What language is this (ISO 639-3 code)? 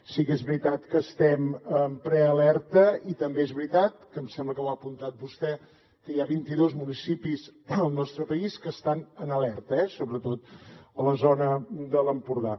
cat